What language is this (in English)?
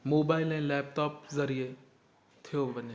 Sindhi